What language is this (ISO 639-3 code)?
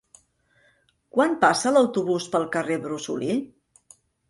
cat